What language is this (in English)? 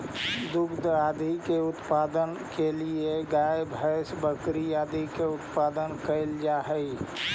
Magahi